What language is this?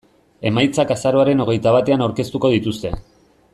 Basque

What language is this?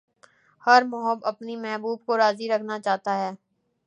Urdu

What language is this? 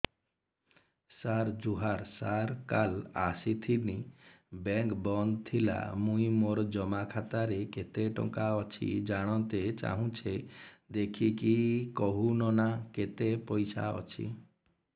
Odia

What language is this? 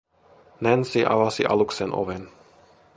Finnish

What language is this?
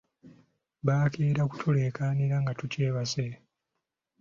Ganda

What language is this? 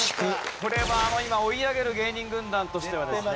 Japanese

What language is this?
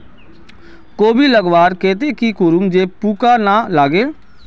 Magahi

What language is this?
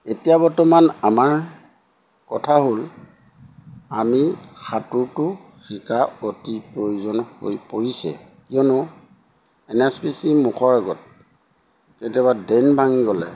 Assamese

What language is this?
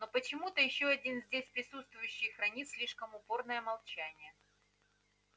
Russian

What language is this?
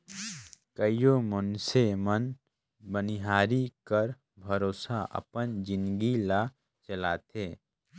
Chhattisgarhi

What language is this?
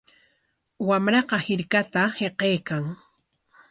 Corongo Ancash Quechua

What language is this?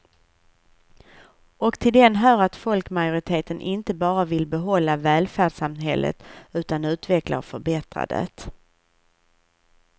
Swedish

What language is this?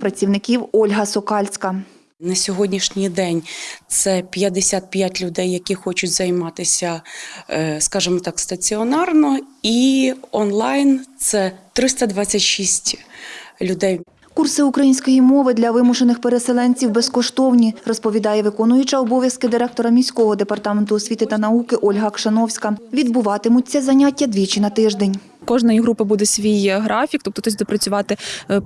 Ukrainian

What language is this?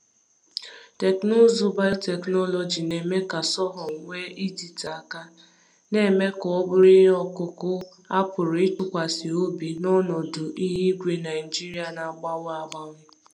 Igbo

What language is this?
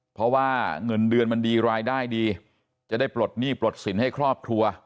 Thai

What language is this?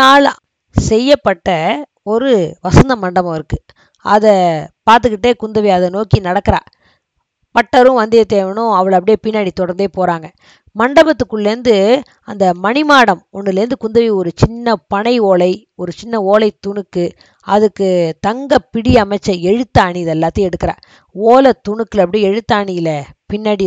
Tamil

